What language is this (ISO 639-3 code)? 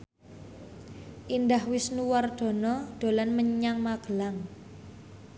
jav